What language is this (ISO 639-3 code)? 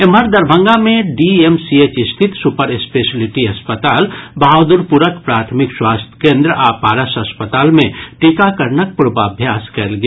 mai